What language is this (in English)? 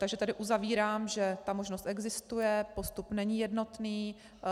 Czech